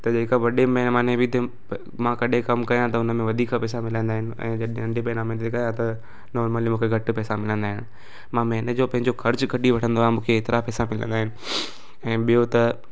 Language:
Sindhi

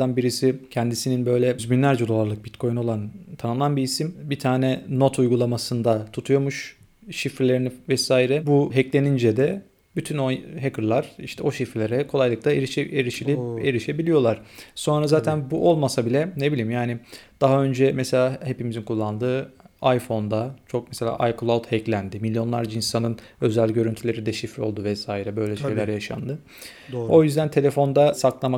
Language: Turkish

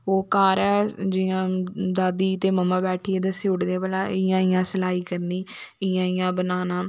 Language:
Dogri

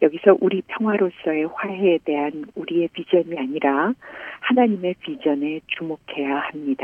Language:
Korean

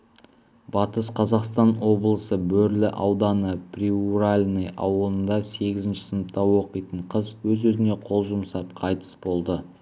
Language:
Kazakh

